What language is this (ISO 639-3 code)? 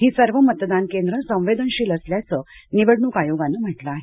mar